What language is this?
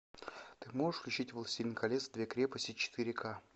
Russian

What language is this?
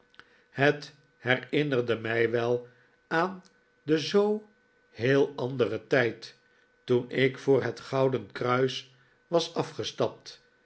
Dutch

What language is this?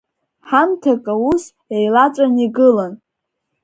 Abkhazian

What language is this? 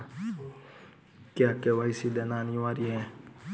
Hindi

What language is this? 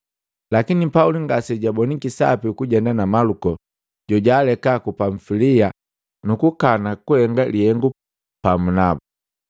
Matengo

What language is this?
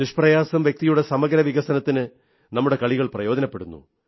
Malayalam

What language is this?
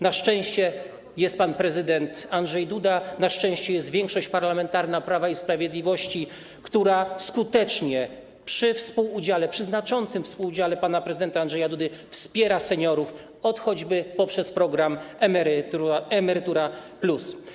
Polish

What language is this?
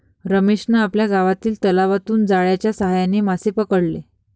Marathi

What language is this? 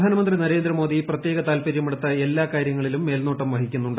Malayalam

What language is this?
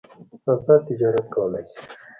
Pashto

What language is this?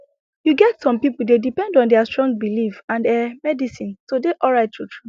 Nigerian Pidgin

